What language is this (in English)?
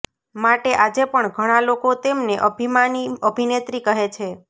Gujarati